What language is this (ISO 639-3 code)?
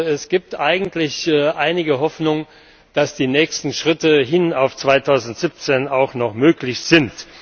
deu